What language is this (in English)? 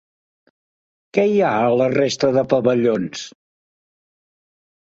Catalan